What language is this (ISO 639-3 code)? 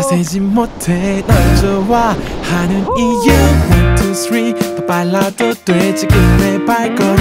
kor